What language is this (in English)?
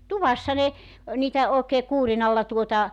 Finnish